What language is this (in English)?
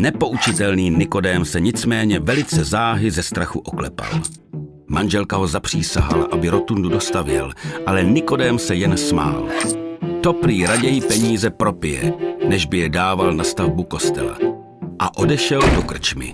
Czech